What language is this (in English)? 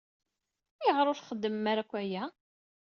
Kabyle